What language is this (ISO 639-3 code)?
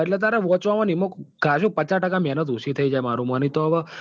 guj